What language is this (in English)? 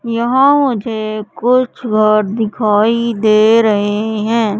Hindi